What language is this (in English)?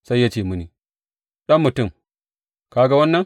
Hausa